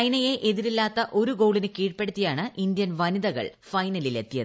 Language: Malayalam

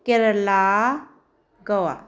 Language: Manipuri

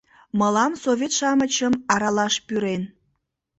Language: Mari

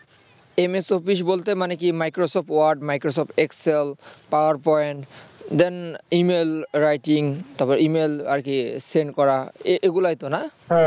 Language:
Bangla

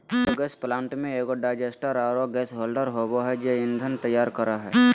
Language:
Magahi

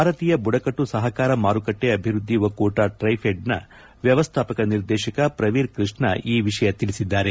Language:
Kannada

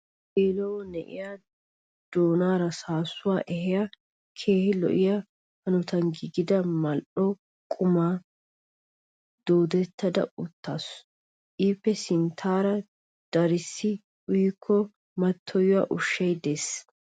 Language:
Wolaytta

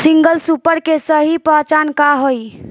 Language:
Bhojpuri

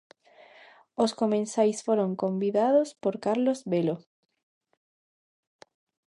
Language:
Galician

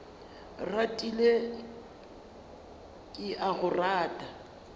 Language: Northern Sotho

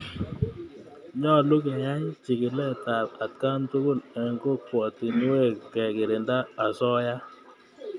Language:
Kalenjin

